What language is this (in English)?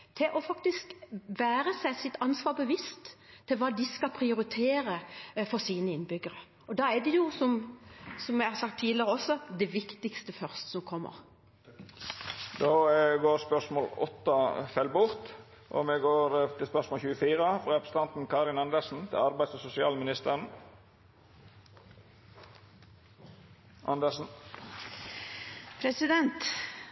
Norwegian